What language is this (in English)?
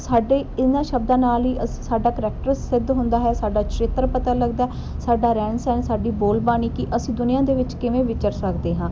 Punjabi